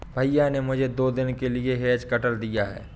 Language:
Hindi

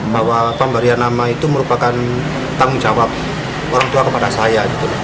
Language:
Indonesian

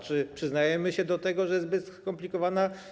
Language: Polish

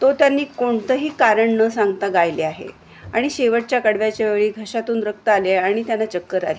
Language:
Marathi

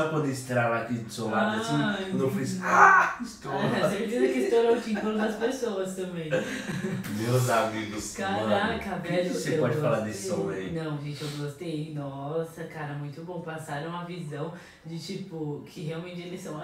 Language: Portuguese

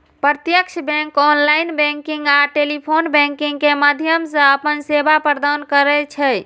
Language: Maithili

